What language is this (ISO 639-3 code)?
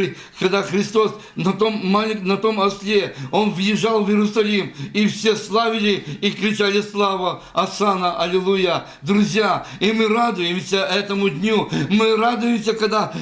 rus